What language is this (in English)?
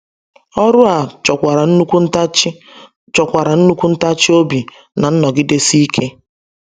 Igbo